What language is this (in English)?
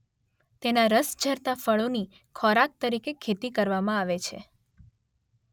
Gujarati